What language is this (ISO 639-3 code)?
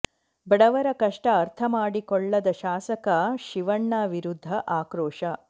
kan